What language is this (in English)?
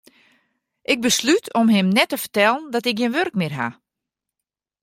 Western Frisian